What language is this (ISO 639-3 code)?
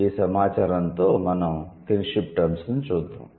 tel